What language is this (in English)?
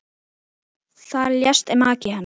Icelandic